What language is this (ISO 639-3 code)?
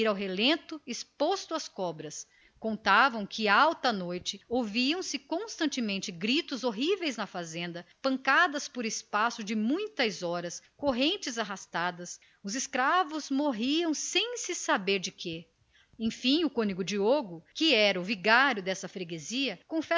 por